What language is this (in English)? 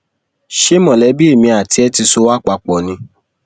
Yoruba